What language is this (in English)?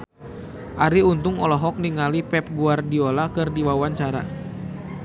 Sundanese